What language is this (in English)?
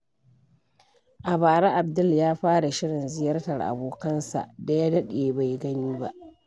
Hausa